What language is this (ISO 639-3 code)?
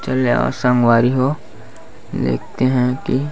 hne